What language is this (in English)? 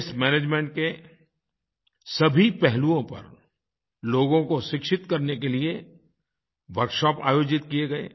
Hindi